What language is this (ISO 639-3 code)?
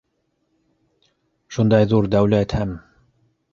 bak